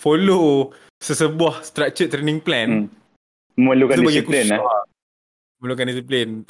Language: Malay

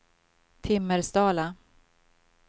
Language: Swedish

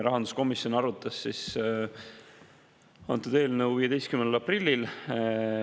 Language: Estonian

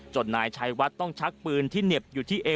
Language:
Thai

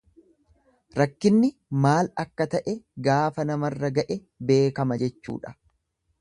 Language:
Oromo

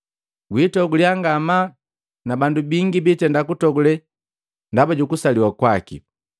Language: Matengo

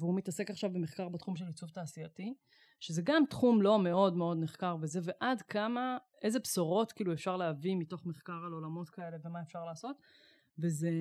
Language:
Hebrew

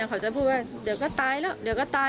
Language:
Thai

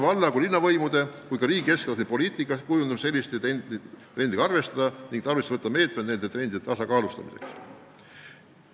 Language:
Estonian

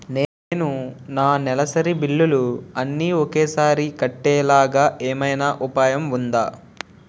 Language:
Telugu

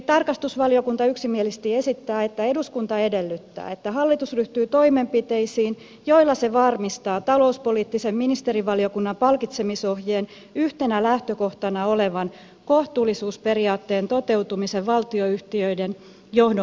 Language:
Finnish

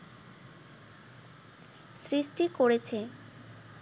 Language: Bangla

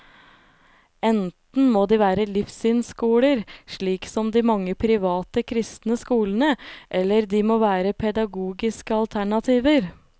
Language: Norwegian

